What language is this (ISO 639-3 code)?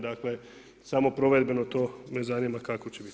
hrv